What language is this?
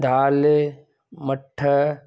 Sindhi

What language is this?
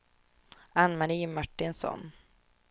Swedish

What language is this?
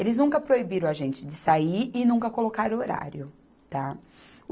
Portuguese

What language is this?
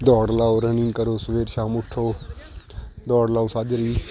Punjabi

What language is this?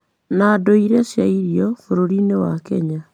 Kikuyu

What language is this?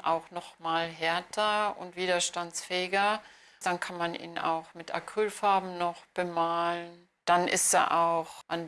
German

